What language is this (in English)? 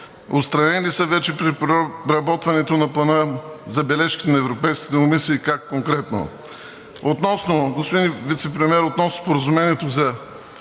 Bulgarian